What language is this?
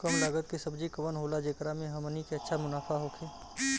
Bhojpuri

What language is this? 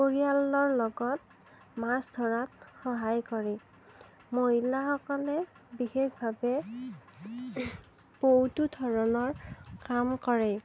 Assamese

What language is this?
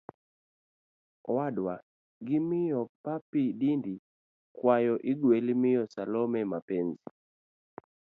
Luo (Kenya and Tanzania)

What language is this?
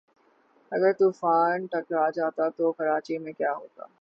Urdu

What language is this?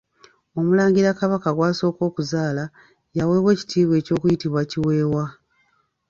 Ganda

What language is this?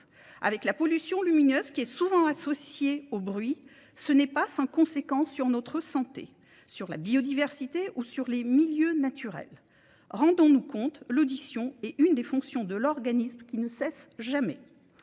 French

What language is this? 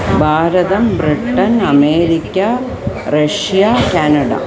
Sanskrit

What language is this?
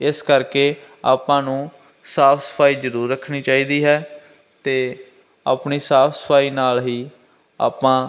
Punjabi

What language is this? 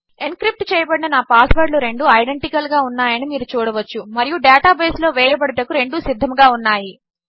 Telugu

